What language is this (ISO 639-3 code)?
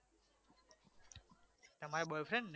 guj